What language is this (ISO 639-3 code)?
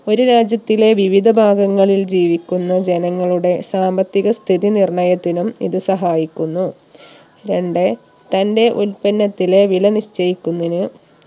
mal